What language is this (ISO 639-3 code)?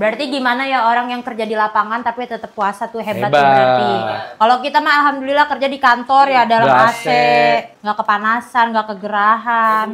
ind